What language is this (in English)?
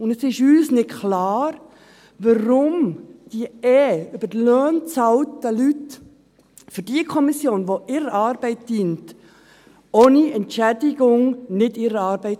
Swiss German